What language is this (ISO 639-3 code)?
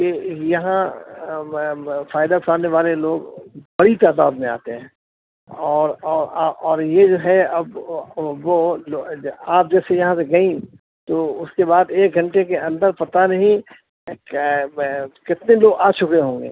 urd